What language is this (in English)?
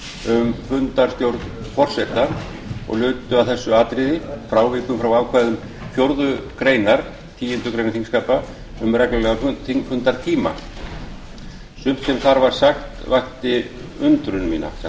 Icelandic